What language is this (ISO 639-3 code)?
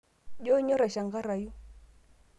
mas